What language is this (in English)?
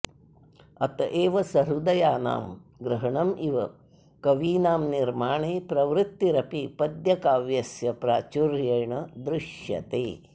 Sanskrit